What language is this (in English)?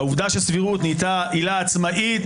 Hebrew